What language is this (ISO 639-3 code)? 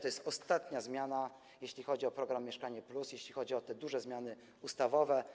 pol